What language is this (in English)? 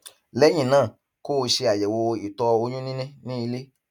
Yoruba